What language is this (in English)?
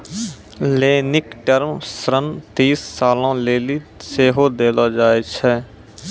Maithili